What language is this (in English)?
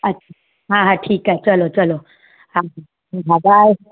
Sindhi